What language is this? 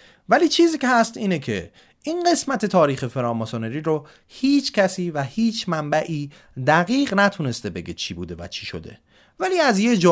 Persian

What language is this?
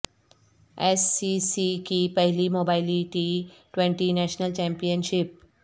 Urdu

